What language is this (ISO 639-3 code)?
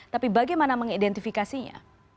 ind